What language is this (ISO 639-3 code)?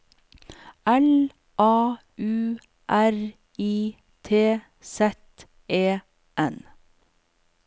nor